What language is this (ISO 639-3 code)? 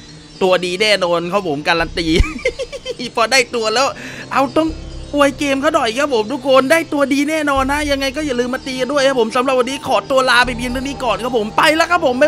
tha